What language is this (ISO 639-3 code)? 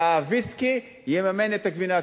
heb